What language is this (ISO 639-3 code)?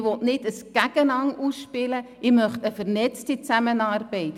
gsw